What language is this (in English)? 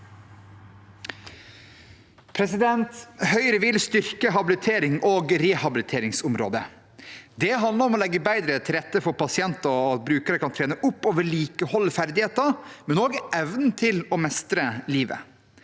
Norwegian